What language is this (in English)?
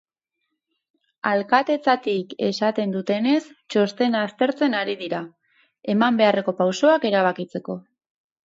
Basque